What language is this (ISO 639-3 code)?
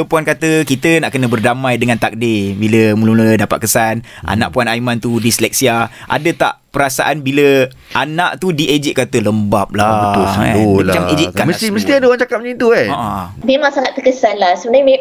msa